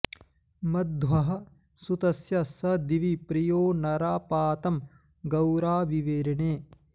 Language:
Sanskrit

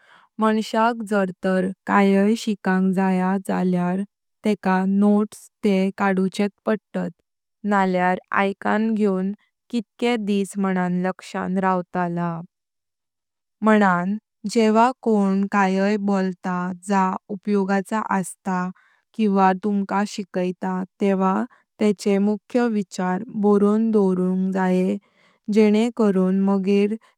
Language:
Konkani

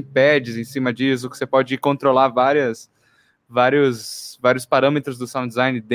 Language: Portuguese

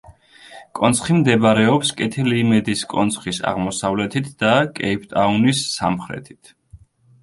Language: Georgian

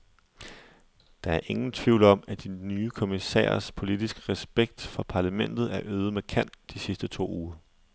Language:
Danish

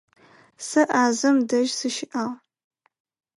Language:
Adyghe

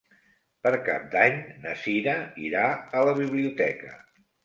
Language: Catalan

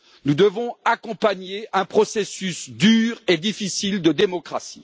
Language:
French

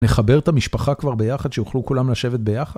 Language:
Hebrew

